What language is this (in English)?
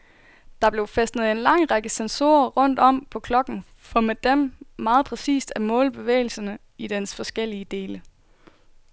Danish